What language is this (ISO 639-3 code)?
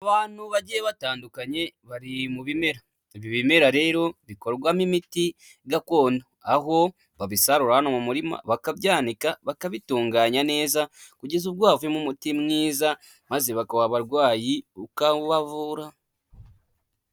kin